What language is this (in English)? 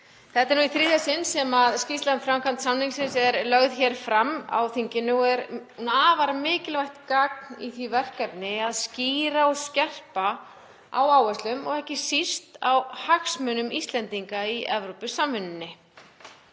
Icelandic